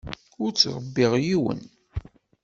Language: Kabyle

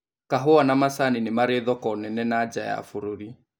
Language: Kikuyu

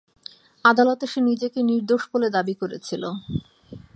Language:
Bangla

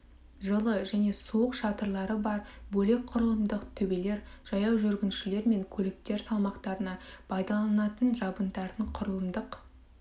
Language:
Kazakh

